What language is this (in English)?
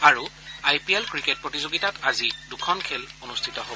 Assamese